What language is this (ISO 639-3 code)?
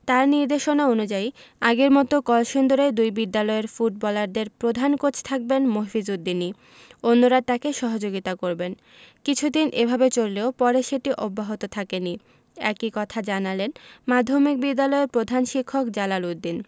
ben